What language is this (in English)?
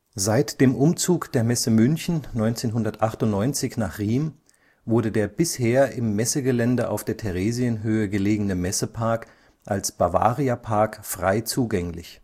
German